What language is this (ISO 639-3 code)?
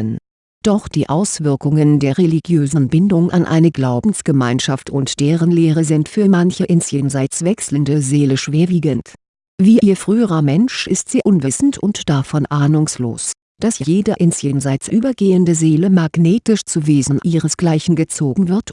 deu